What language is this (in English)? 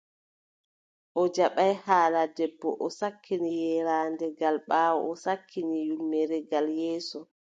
Adamawa Fulfulde